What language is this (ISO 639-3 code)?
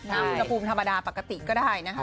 tha